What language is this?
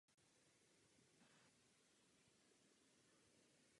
Czech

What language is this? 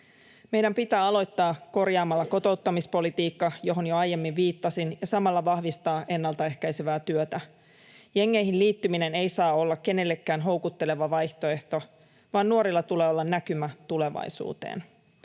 Finnish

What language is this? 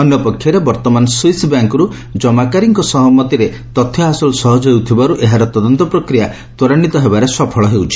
Odia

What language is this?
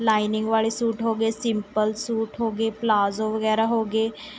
Punjabi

